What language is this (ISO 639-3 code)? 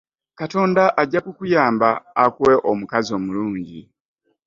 lug